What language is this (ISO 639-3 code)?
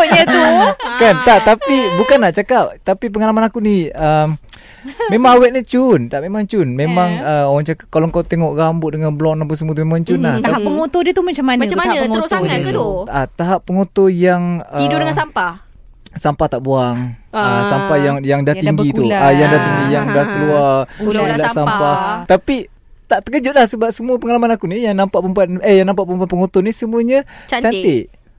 msa